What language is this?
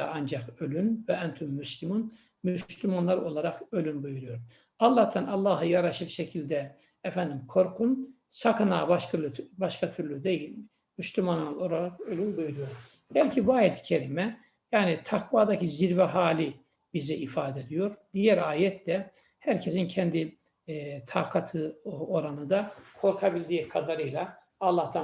Turkish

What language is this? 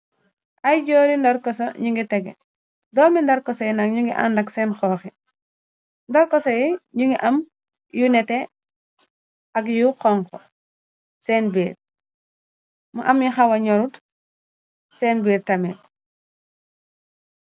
Wolof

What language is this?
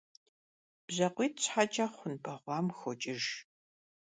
Kabardian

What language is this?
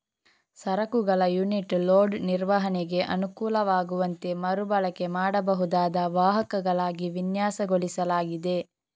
Kannada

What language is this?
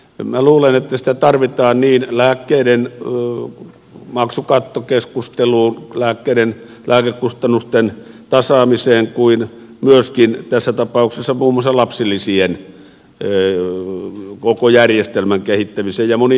Finnish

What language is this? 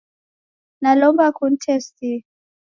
Taita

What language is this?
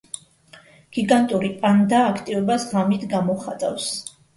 Georgian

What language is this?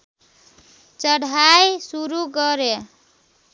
Nepali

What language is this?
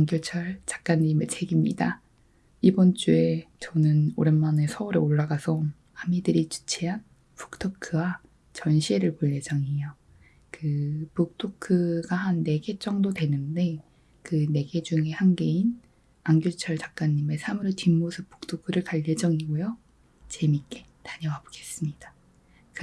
Korean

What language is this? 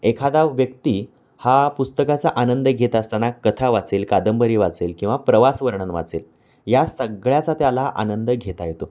Marathi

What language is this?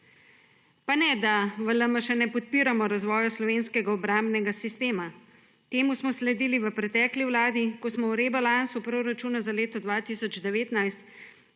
Slovenian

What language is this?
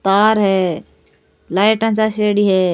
Rajasthani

